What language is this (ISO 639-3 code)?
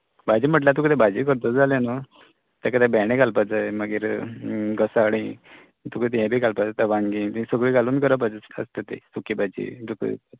kok